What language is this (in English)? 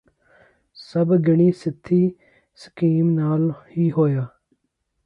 Punjabi